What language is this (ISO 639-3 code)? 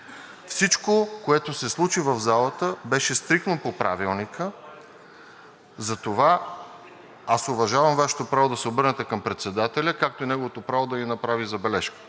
bul